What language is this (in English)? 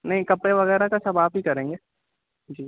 Urdu